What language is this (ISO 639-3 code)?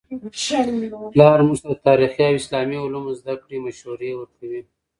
pus